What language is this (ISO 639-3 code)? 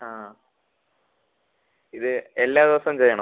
mal